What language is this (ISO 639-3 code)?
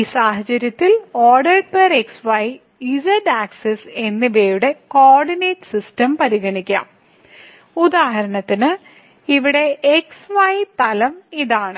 mal